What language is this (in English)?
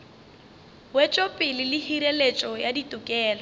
Northern Sotho